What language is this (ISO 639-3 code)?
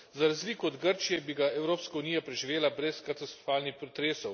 slv